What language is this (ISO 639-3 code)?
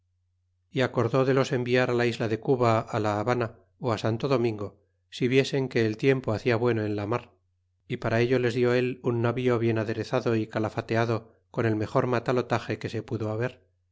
spa